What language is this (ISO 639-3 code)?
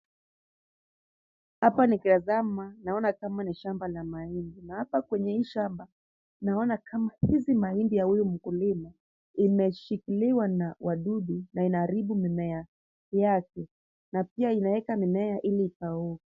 swa